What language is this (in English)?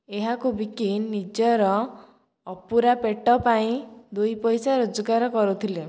Odia